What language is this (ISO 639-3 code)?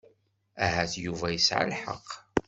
kab